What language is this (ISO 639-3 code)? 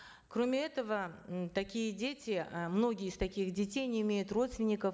kaz